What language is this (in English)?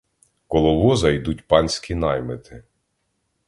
Ukrainian